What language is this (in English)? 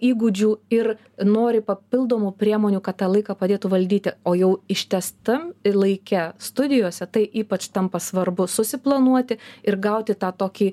Lithuanian